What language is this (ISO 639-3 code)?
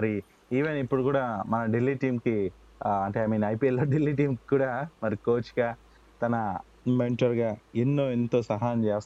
tel